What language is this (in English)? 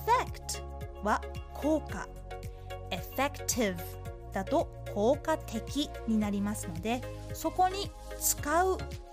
Japanese